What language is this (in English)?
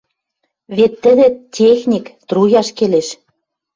Western Mari